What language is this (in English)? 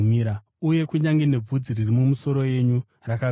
Shona